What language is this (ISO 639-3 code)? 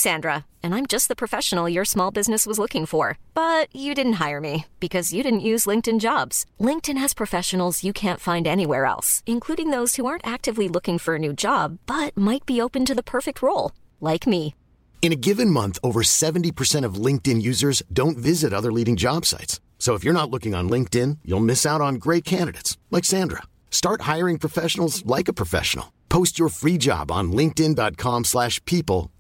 nld